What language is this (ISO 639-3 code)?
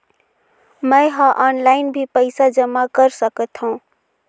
hne